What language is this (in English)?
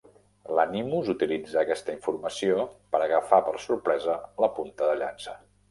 Catalan